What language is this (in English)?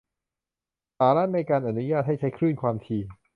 Thai